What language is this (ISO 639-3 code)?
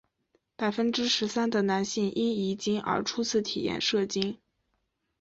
zho